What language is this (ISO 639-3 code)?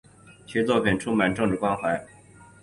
zho